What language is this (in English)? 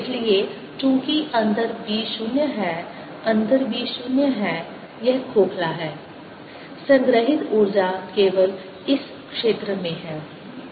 Hindi